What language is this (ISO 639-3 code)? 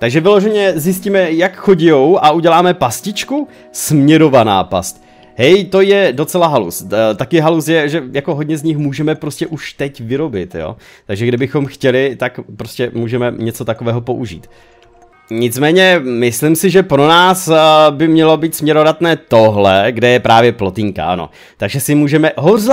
ces